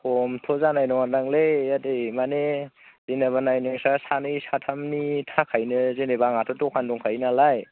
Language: Bodo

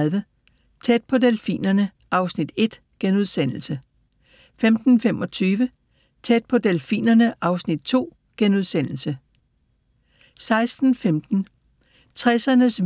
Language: Danish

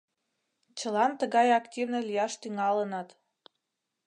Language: Mari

